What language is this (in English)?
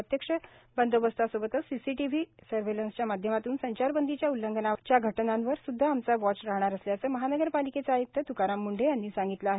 Marathi